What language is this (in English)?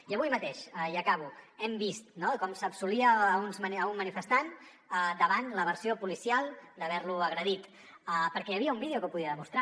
Catalan